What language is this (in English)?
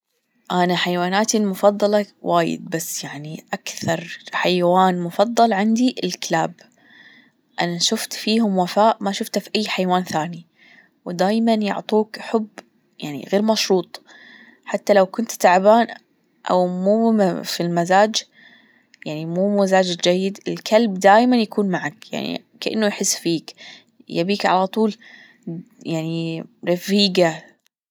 Gulf Arabic